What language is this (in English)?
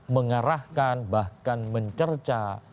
Indonesian